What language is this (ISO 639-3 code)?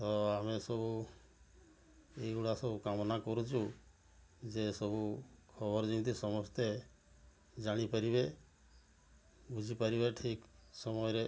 ori